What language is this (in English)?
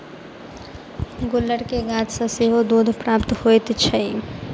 Maithili